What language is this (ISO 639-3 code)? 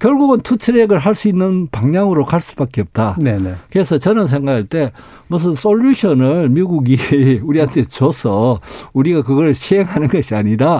kor